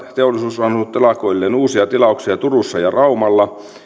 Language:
Finnish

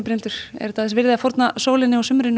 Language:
Icelandic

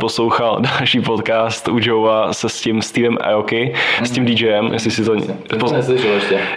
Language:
Czech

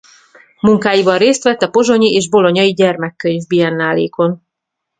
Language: Hungarian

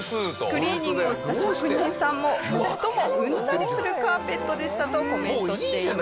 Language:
Japanese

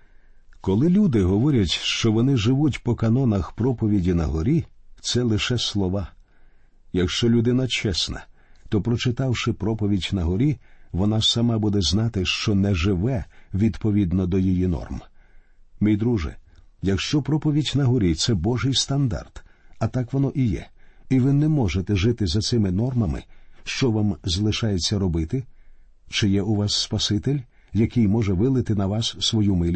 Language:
Ukrainian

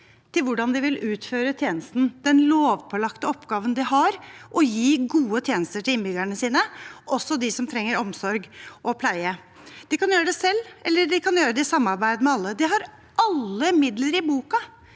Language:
Norwegian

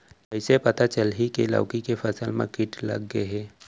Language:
Chhattisgarhi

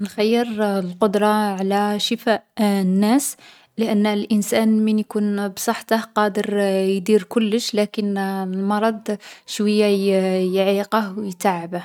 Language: Algerian Arabic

